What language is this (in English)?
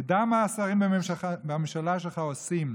Hebrew